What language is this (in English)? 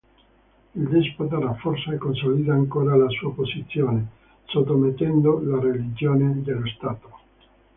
Italian